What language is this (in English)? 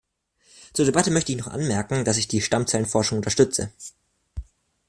German